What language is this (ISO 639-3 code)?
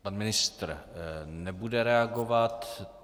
ces